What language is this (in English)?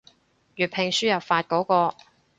Cantonese